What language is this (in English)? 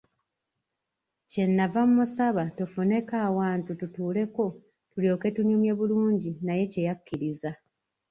Ganda